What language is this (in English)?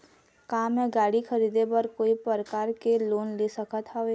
Chhattisgarhi